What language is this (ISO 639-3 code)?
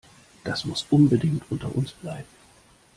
deu